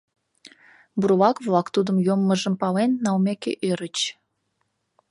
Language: Mari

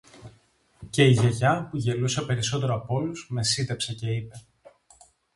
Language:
Greek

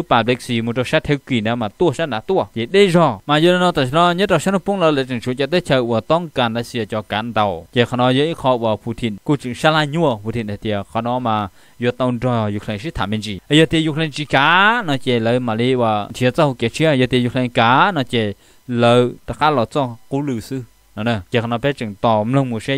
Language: Thai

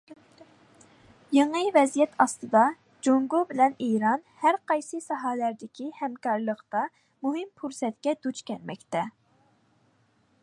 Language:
Uyghur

